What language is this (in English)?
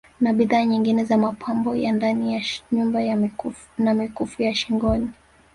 Swahili